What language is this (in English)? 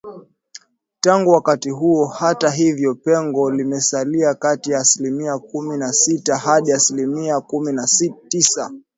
Swahili